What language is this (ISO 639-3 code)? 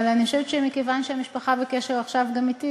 heb